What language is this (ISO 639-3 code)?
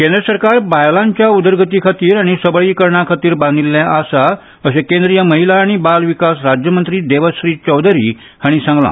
kok